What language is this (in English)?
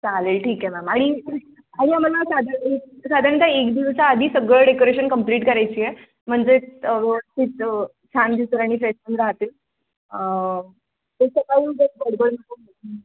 Marathi